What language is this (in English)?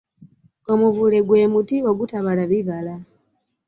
Ganda